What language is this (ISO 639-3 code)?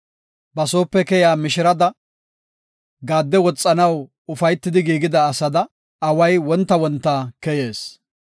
gof